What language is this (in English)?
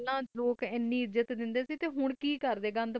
Punjabi